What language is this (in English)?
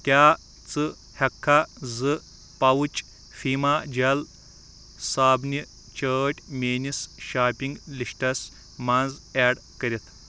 Kashmiri